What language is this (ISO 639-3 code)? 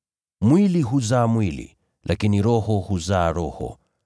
swa